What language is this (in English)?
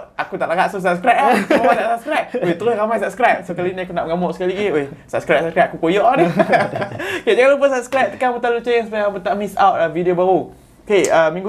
Malay